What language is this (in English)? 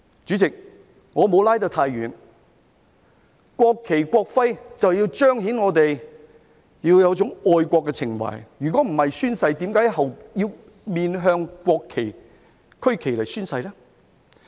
Cantonese